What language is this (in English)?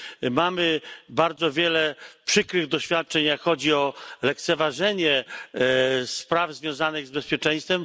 Polish